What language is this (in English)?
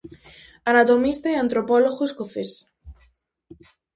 Galician